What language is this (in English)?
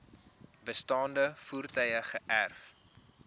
Afrikaans